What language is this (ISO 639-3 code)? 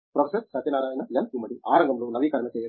tel